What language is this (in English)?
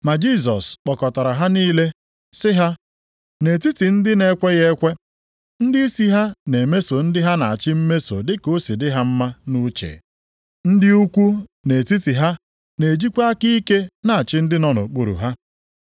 Igbo